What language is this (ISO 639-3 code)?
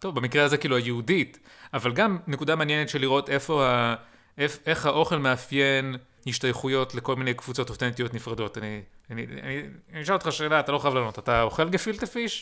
heb